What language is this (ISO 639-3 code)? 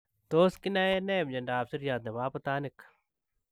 kln